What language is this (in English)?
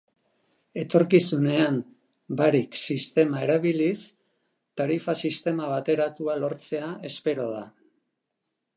Basque